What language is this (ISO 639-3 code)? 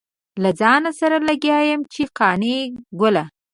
pus